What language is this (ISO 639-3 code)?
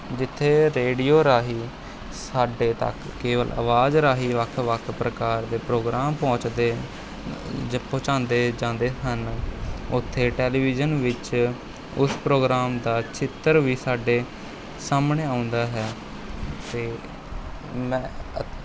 pan